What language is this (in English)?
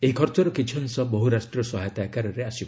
Odia